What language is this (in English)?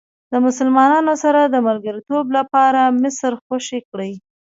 Pashto